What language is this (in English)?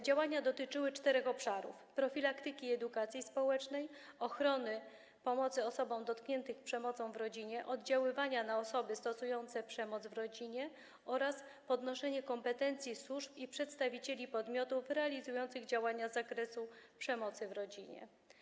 Polish